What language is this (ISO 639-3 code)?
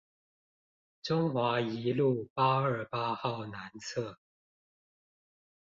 zho